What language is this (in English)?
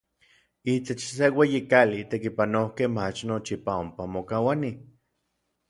Orizaba Nahuatl